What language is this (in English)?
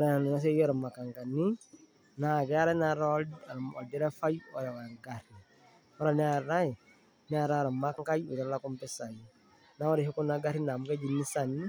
Masai